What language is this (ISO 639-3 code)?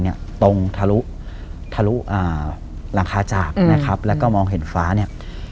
tha